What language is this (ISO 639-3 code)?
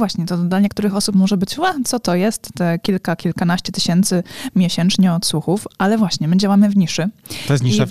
pol